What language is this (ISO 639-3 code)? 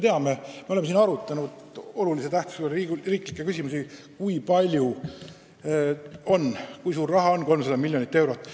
est